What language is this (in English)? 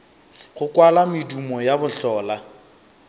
Northern Sotho